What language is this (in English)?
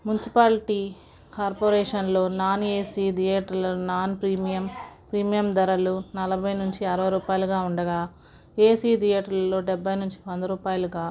Telugu